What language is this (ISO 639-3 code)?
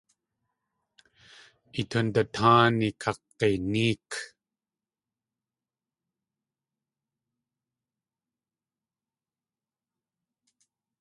tli